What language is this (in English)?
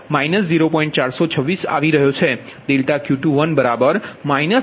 Gujarati